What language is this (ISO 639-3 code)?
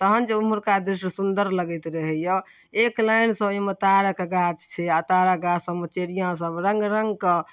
mai